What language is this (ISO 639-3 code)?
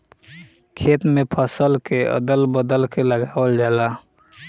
bho